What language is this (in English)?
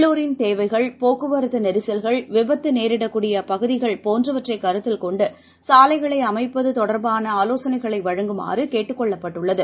Tamil